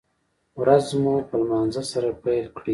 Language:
Pashto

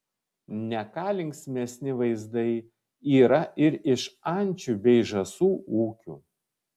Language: Lithuanian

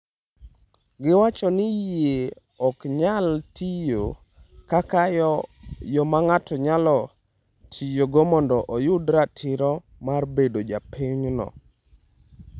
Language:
Luo (Kenya and Tanzania)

